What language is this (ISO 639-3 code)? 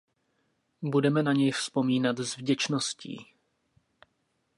ces